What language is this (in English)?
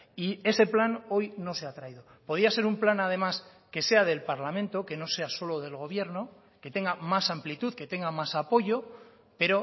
Spanish